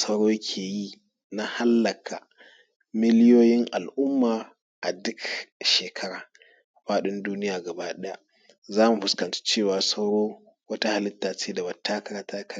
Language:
Hausa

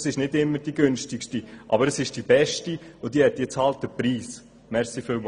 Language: Swiss German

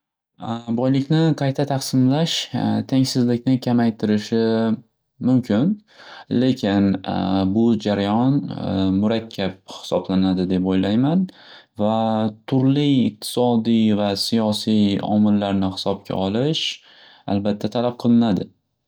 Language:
Uzbek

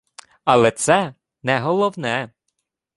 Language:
Ukrainian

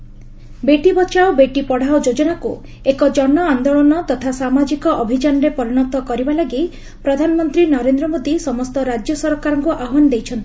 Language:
Odia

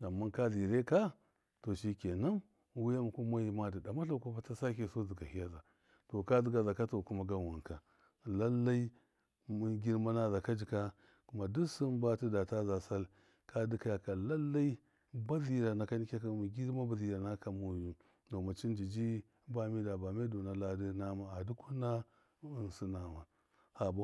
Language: Miya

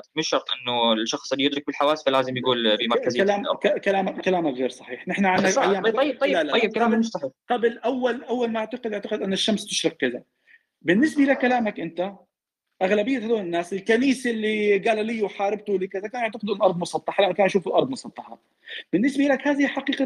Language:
Arabic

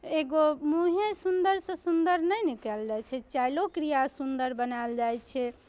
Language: Maithili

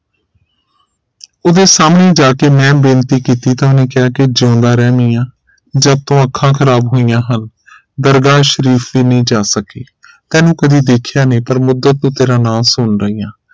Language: Punjabi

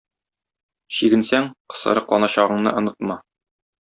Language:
Tatar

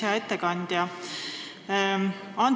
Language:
Estonian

